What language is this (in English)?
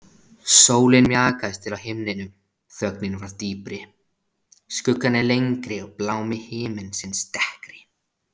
Icelandic